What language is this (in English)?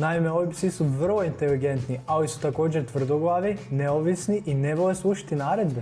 Croatian